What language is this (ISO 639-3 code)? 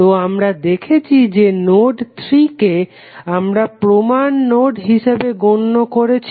ben